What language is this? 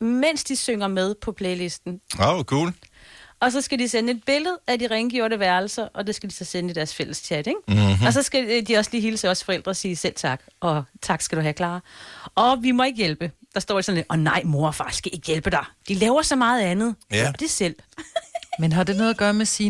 Danish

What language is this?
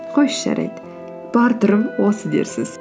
Kazakh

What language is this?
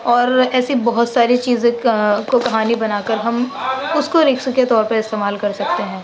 Urdu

